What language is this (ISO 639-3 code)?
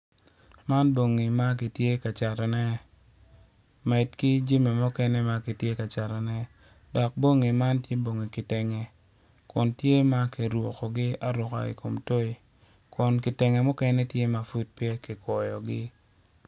ach